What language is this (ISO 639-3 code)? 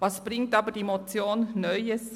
gsw